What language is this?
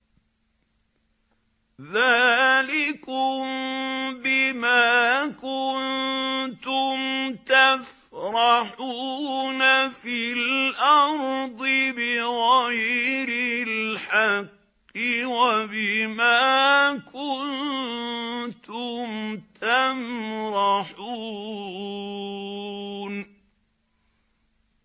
Arabic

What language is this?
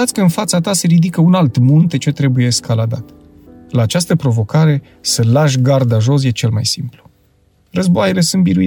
Romanian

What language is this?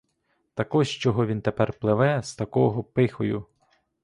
Ukrainian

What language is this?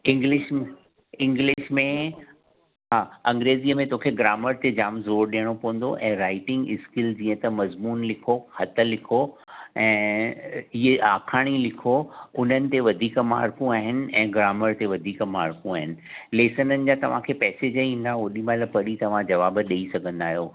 Sindhi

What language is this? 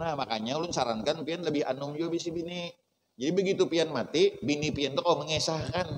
Indonesian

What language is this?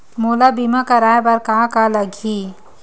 Chhattisgarhi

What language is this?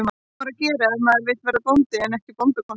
Icelandic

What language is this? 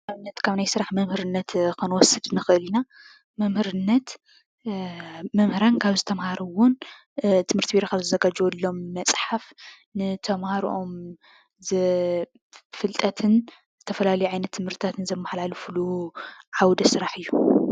Tigrinya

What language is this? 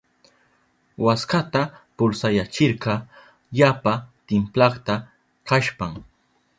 Southern Pastaza Quechua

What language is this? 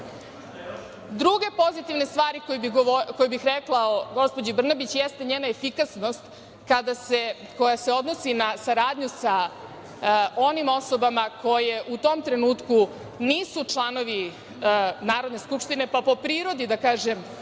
Serbian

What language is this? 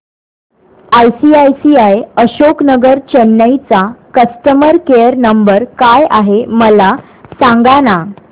Marathi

